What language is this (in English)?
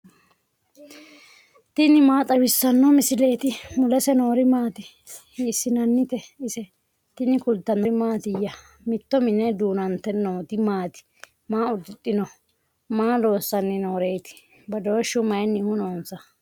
Sidamo